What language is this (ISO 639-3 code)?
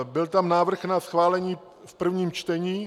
ces